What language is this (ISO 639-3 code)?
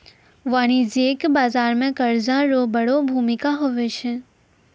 mai